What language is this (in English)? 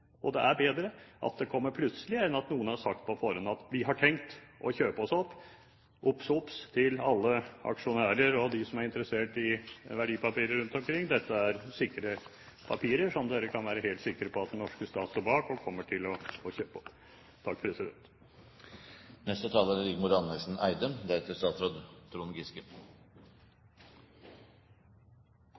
Norwegian Bokmål